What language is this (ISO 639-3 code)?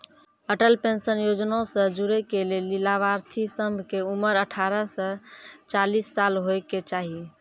mai